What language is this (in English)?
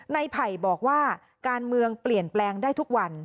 Thai